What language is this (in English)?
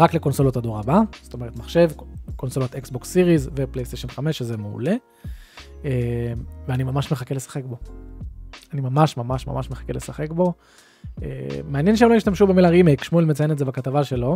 Hebrew